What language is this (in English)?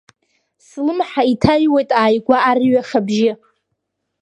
Abkhazian